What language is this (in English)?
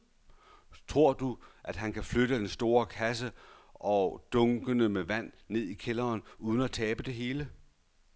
Danish